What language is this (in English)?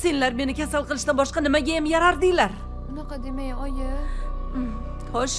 Turkish